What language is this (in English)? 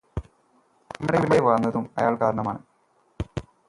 Malayalam